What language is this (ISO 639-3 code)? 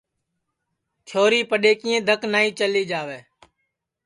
ssi